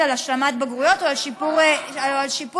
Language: Hebrew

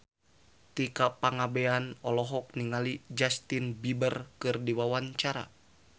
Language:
Sundanese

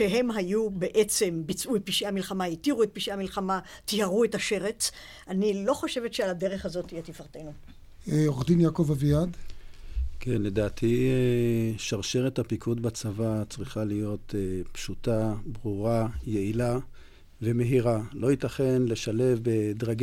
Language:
Hebrew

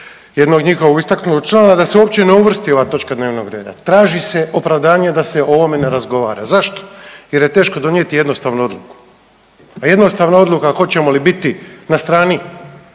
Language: Croatian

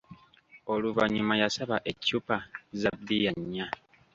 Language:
Ganda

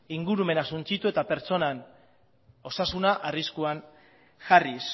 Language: Basque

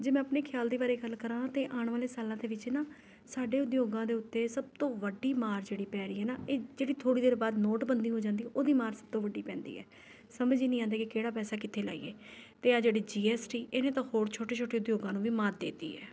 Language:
Punjabi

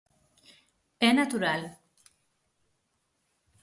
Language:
Galician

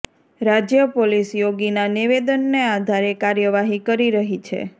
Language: Gujarati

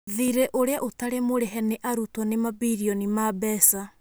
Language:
Kikuyu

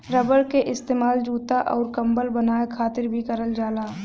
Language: Bhojpuri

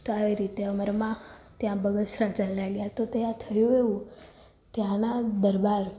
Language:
Gujarati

